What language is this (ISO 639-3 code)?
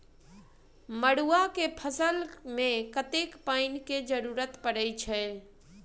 mai